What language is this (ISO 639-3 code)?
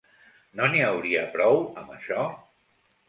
cat